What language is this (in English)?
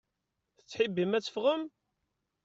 Kabyle